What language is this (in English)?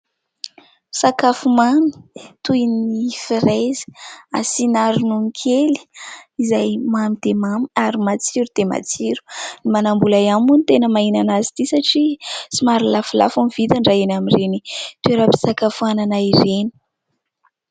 Malagasy